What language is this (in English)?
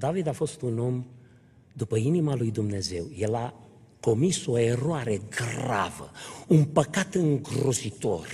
Romanian